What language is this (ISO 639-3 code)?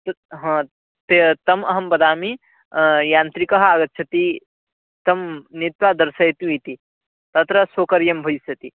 san